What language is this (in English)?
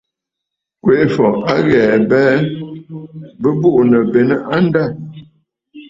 Bafut